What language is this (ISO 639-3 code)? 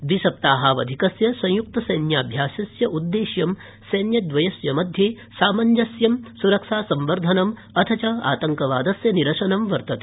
san